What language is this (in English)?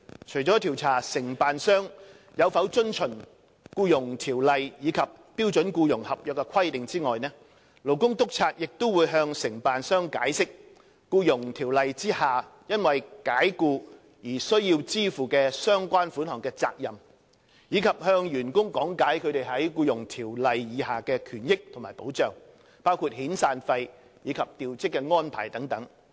Cantonese